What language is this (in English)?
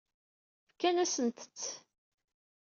Kabyle